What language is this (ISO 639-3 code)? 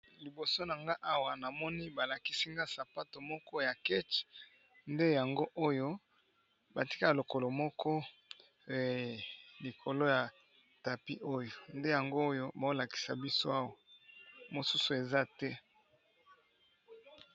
lin